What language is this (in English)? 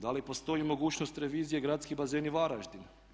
Croatian